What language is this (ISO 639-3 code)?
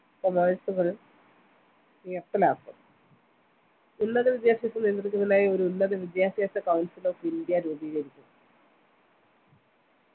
mal